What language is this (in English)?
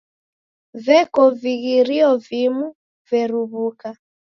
Taita